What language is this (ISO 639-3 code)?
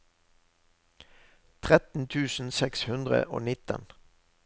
nor